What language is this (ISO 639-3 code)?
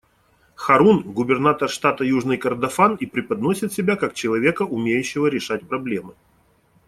rus